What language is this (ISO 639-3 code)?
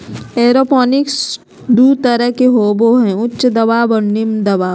mag